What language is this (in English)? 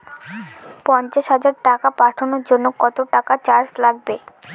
Bangla